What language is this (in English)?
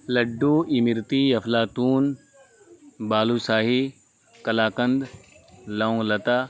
Urdu